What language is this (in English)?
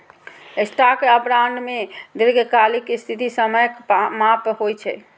Maithili